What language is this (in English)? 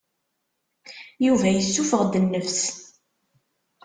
Kabyle